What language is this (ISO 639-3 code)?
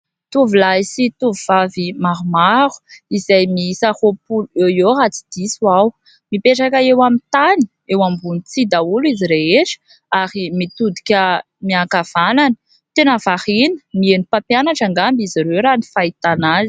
mlg